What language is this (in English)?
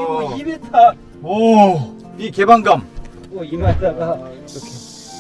Korean